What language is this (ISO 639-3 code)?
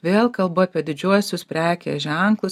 lit